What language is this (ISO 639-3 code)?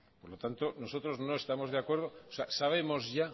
spa